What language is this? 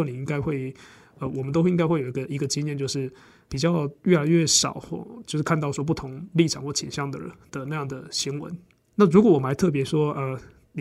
Chinese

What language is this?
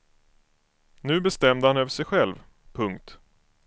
Swedish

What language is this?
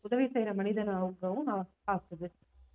Tamil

